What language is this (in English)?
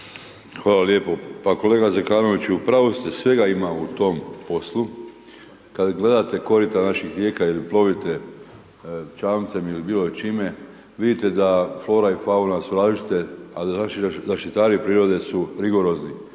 Croatian